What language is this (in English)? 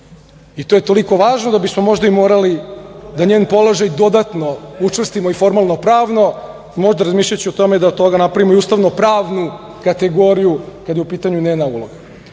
Serbian